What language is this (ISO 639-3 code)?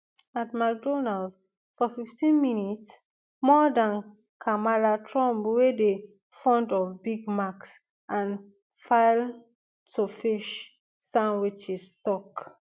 pcm